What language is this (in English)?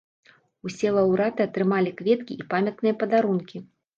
Belarusian